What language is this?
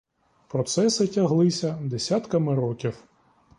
Ukrainian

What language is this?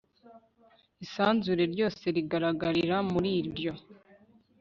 Kinyarwanda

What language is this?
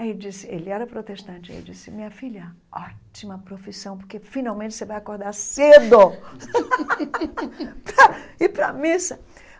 Portuguese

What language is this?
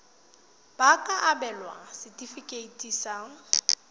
Tswana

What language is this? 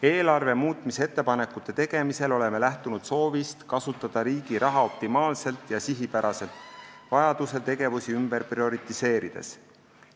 Estonian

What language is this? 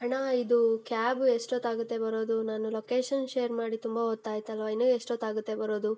Kannada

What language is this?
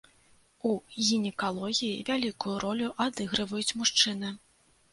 Belarusian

